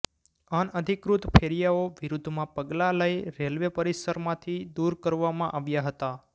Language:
Gujarati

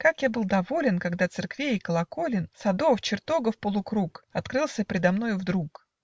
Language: Russian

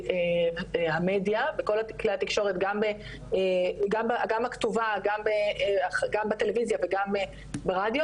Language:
Hebrew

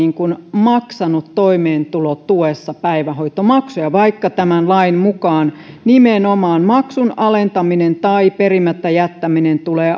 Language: Finnish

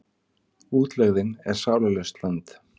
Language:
Icelandic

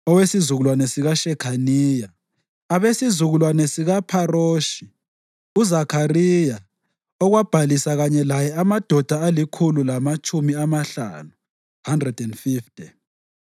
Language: North Ndebele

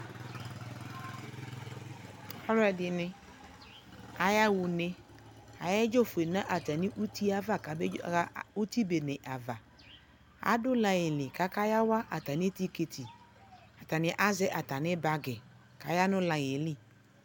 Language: Ikposo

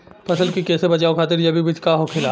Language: Bhojpuri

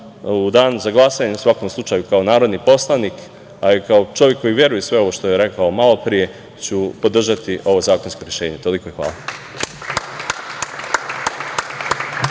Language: Serbian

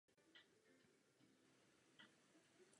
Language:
Czech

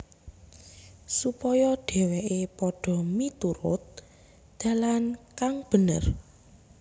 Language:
Javanese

